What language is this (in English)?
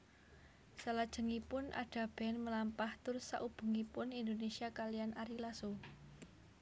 Javanese